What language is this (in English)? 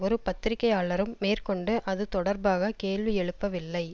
Tamil